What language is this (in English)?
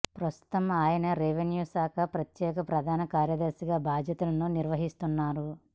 Telugu